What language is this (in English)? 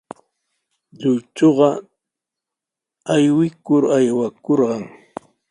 Sihuas Ancash Quechua